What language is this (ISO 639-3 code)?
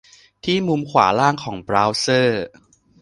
tha